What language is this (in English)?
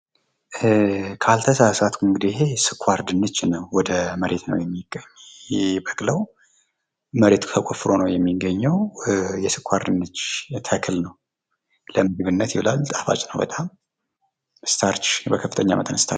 Amharic